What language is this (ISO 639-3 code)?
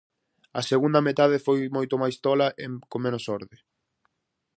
glg